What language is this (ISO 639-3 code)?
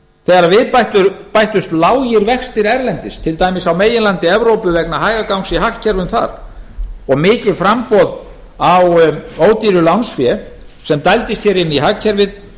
isl